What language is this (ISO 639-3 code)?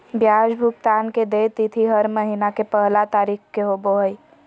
mag